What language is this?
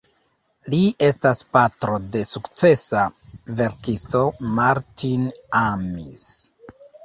Esperanto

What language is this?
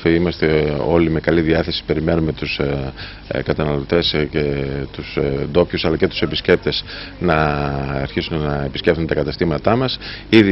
Greek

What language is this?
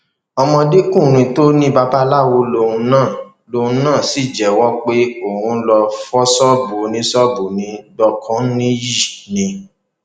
Yoruba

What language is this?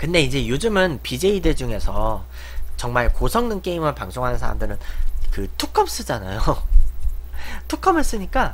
Korean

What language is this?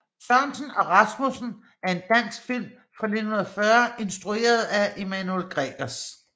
Danish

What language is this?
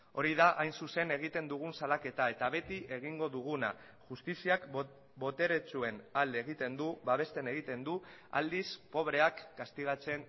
Basque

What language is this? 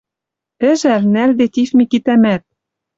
Western Mari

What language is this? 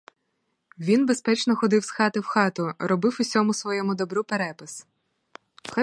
Ukrainian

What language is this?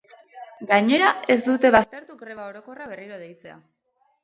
Basque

